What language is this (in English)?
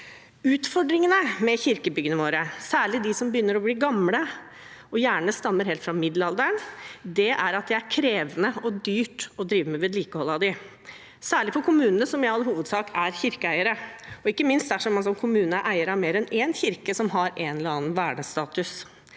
Norwegian